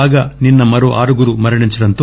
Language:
Telugu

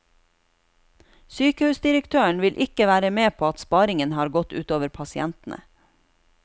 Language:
Norwegian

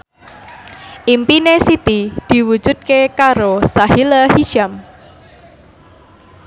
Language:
Javanese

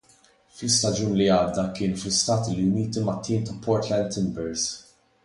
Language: Maltese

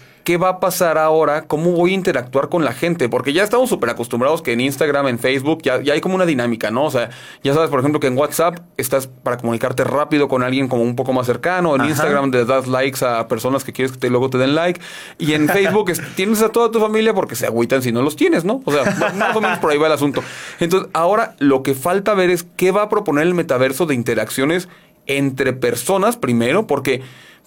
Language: Spanish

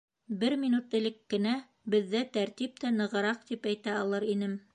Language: Bashkir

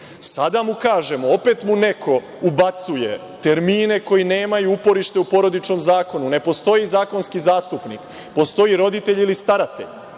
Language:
Serbian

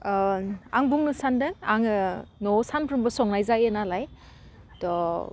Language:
Bodo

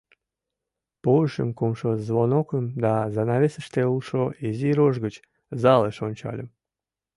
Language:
Mari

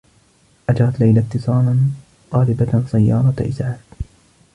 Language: Arabic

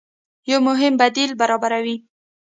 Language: Pashto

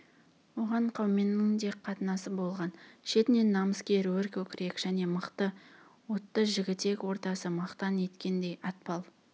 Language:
Kazakh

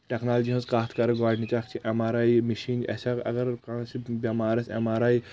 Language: Kashmiri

